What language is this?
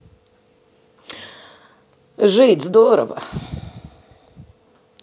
Russian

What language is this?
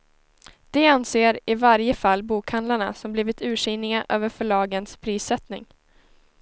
Swedish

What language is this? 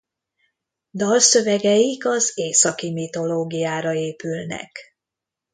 Hungarian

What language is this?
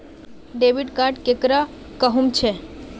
Magahi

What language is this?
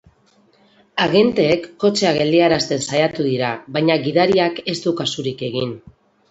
Basque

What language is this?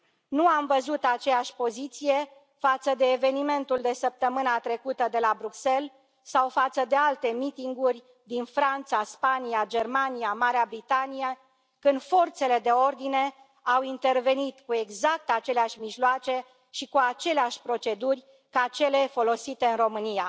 Romanian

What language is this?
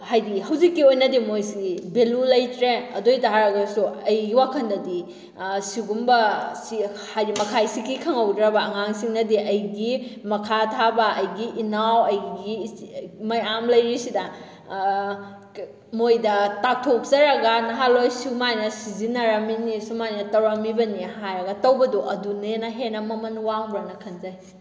Manipuri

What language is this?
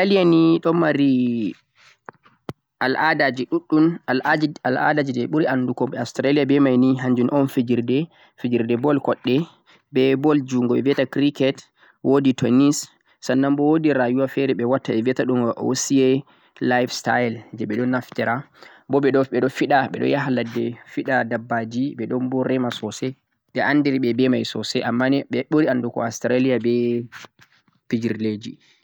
Central-Eastern Niger Fulfulde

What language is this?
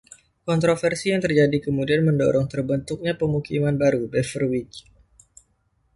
Indonesian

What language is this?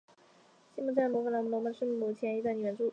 Chinese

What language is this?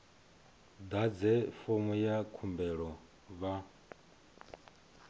Venda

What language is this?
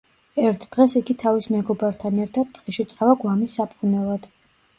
Georgian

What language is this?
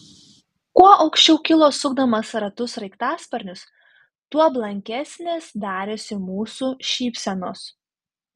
Lithuanian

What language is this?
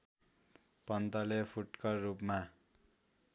Nepali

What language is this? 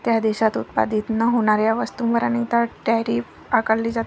Marathi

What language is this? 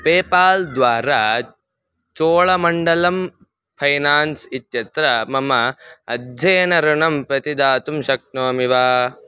Sanskrit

